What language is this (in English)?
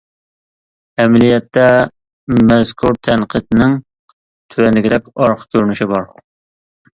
Uyghur